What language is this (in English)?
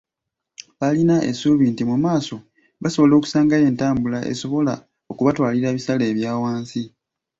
Ganda